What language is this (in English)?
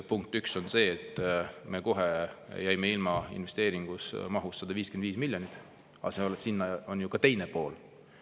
Estonian